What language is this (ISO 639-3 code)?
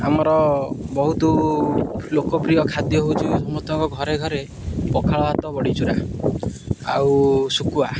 ori